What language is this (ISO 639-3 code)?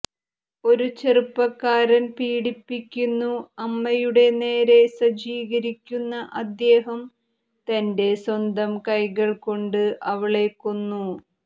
mal